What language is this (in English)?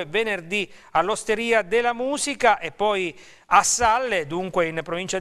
Italian